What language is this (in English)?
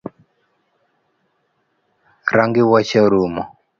Luo (Kenya and Tanzania)